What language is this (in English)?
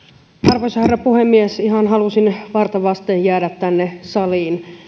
Finnish